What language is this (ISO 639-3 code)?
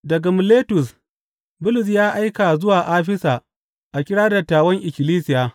hau